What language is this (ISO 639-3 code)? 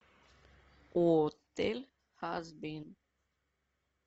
rus